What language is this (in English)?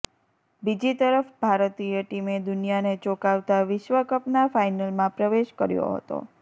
Gujarati